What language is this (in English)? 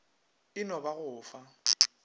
Northern Sotho